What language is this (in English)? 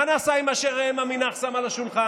Hebrew